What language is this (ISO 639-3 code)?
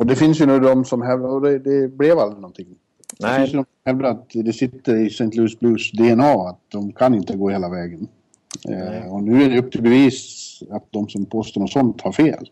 swe